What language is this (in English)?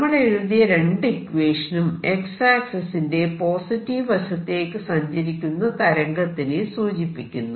Malayalam